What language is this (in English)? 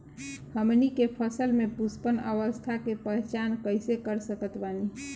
Bhojpuri